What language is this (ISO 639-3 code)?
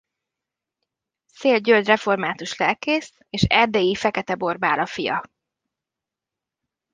hun